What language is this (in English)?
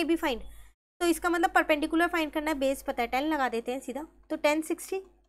Hindi